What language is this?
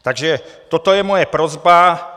Czech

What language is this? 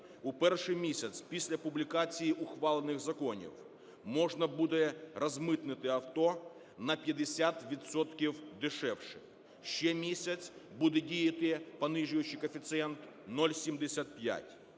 Ukrainian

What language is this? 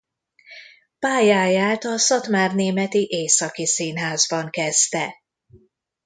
Hungarian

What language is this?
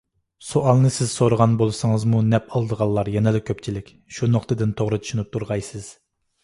Uyghur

